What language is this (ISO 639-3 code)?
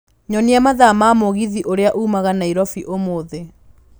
kik